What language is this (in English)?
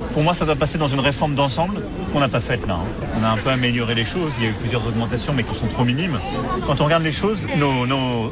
French